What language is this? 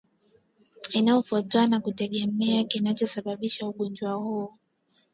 Swahili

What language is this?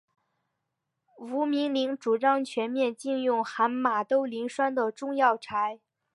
Chinese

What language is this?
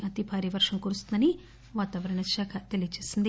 Telugu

